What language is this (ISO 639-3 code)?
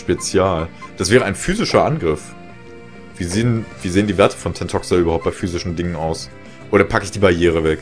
deu